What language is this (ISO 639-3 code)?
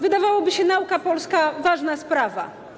pol